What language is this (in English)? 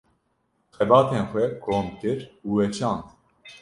Kurdish